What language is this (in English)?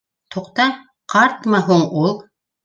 Bashkir